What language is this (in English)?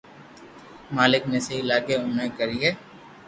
Loarki